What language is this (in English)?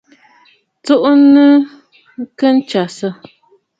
Bafut